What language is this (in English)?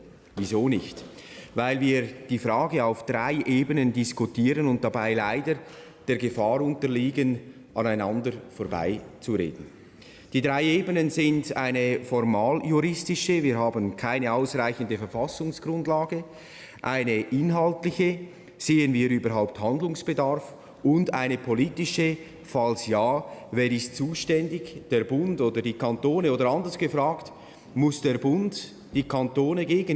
German